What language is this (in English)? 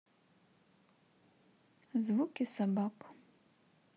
Russian